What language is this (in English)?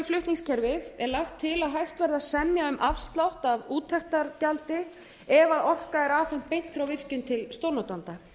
Icelandic